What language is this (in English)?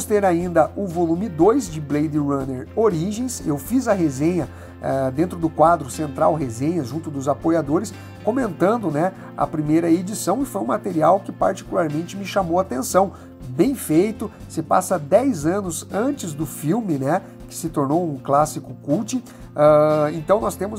Portuguese